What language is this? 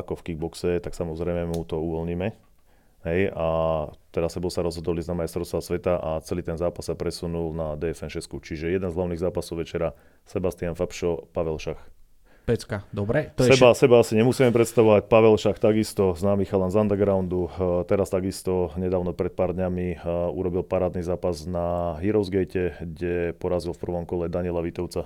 Slovak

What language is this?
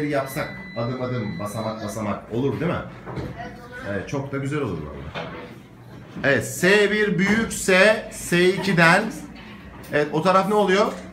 Turkish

